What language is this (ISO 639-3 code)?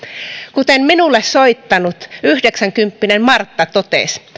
fin